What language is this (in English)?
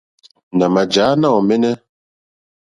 Mokpwe